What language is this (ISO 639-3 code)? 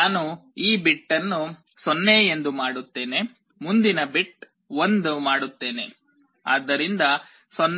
kan